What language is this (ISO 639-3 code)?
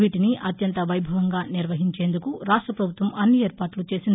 tel